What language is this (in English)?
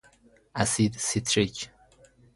Persian